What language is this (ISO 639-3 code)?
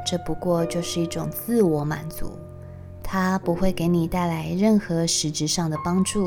zho